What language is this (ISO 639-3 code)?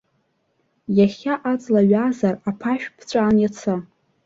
abk